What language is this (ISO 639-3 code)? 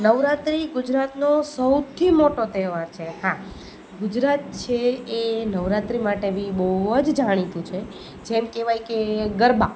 guj